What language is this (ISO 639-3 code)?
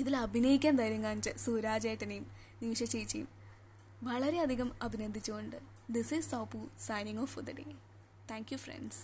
mal